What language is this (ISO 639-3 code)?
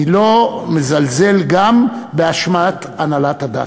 heb